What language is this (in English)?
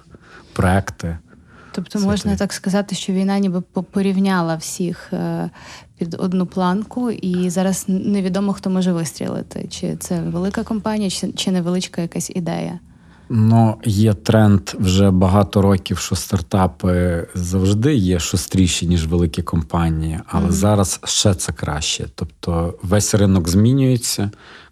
Ukrainian